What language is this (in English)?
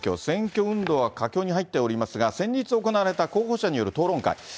Japanese